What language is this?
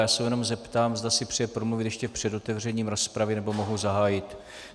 Czech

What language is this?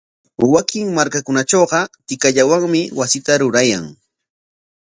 Corongo Ancash Quechua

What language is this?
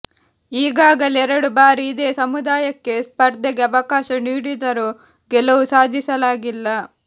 Kannada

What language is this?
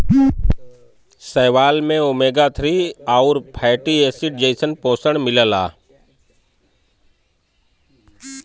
Bhojpuri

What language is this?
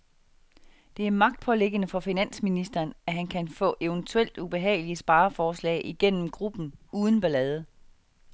Danish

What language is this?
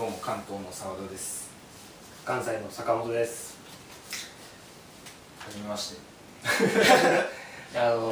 Japanese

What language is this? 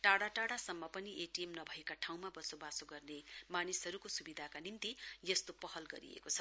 Nepali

